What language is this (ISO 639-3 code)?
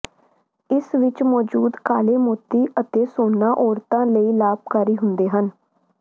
pan